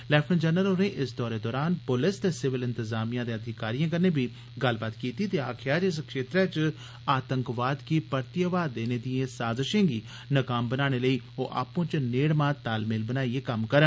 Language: Dogri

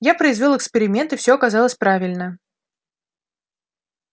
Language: Russian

